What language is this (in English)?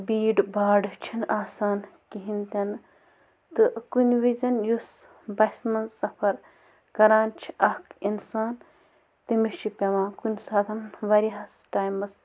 Kashmiri